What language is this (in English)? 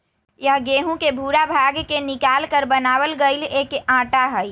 Magahi